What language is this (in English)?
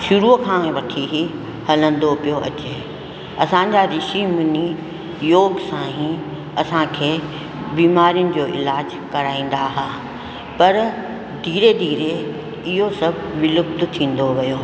Sindhi